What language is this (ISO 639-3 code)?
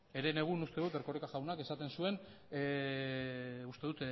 eus